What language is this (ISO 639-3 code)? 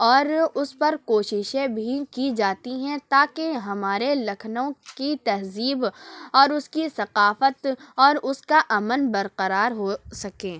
urd